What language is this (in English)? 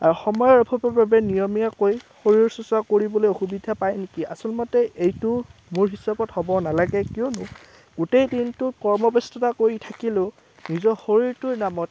Assamese